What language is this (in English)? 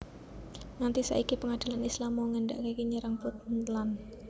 Javanese